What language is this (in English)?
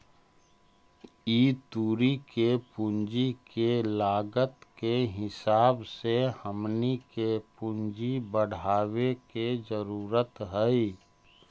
Magahi